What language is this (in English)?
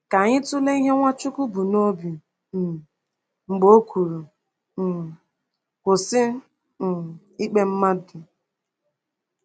Igbo